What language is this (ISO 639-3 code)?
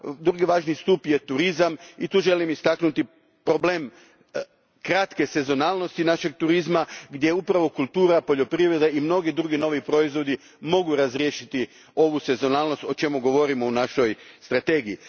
hrv